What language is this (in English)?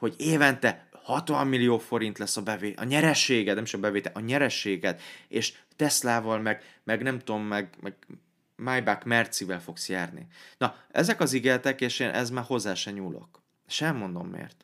Hungarian